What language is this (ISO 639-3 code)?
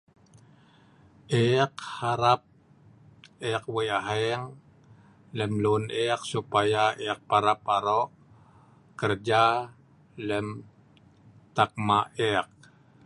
snv